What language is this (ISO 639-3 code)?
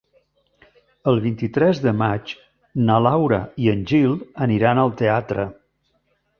cat